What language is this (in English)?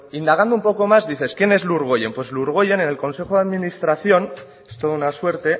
Spanish